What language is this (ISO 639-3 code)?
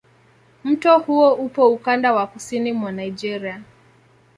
swa